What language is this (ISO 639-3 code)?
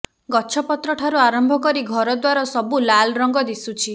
ori